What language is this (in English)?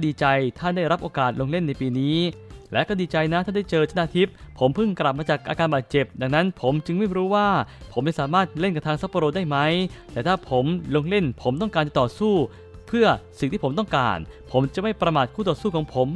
Thai